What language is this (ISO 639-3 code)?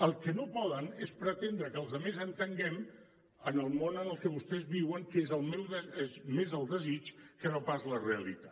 cat